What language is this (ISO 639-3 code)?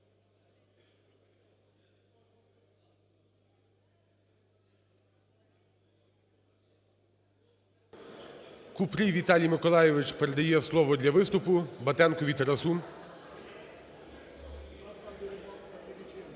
ukr